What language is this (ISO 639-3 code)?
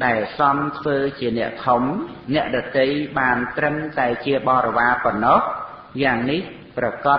vie